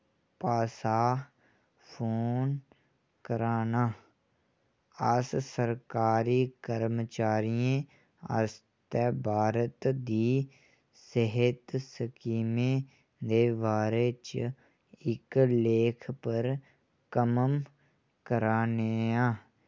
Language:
Dogri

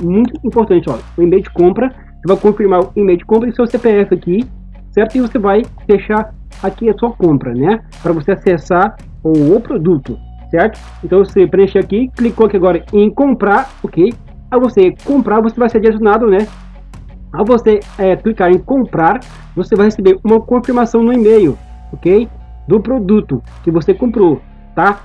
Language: Portuguese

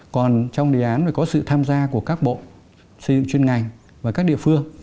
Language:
Vietnamese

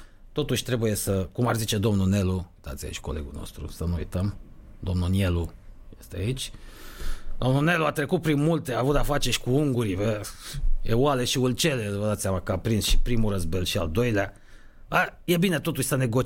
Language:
Romanian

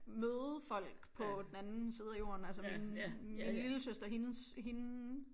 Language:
Danish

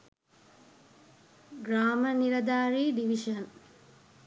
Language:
Sinhala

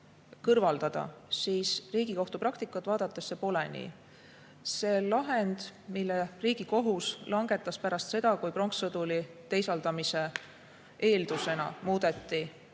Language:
Estonian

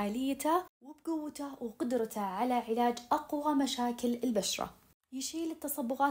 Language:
Arabic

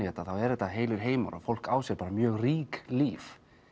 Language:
Icelandic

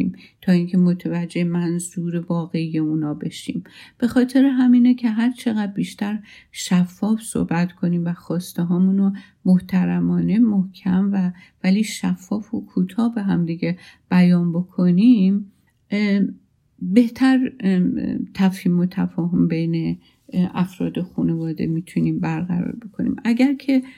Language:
Persian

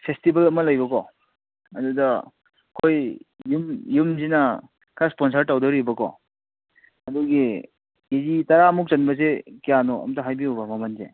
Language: Manipuri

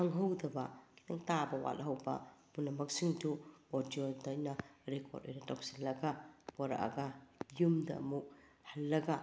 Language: Manipuri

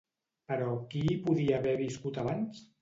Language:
Catalan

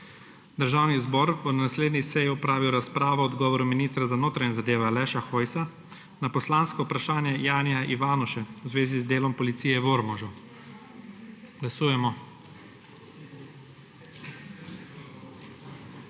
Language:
Slovenian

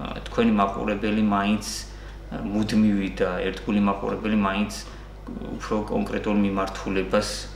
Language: Romanian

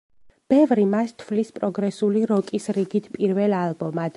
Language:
Georgian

